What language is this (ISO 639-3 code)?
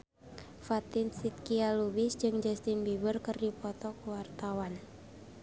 sun